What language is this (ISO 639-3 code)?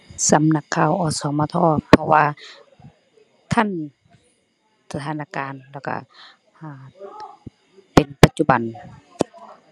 tha